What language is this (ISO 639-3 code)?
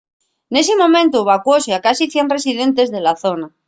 ast